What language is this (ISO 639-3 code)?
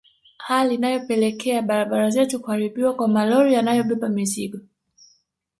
swa